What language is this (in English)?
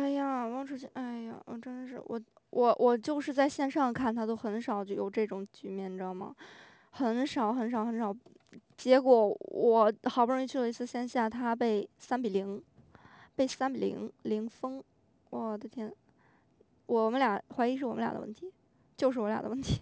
Chinese